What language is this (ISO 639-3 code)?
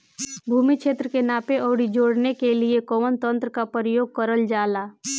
bho